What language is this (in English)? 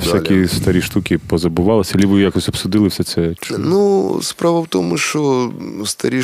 Ukrainian